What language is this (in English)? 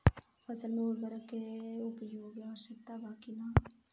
Bhojpuri